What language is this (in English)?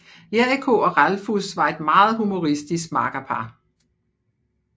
Danish